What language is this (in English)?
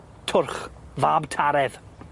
Welsh